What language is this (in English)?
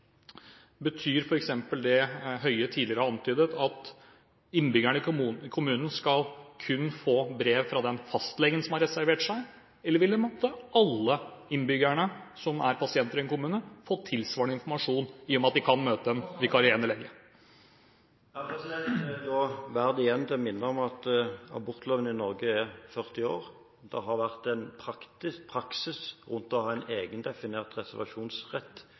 Norwegian Bokmål